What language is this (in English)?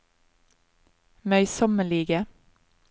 Norwegian